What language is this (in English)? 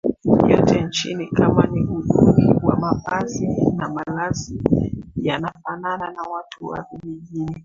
Swahili